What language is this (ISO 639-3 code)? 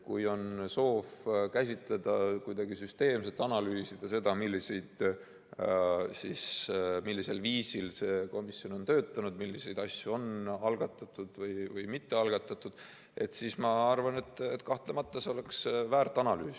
est